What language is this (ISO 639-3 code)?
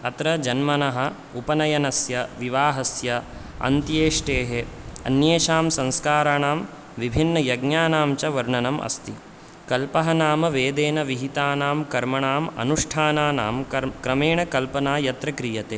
san